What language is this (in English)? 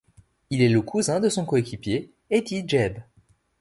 French